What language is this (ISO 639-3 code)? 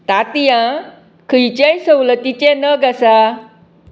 kok